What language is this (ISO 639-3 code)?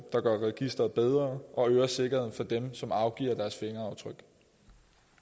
dan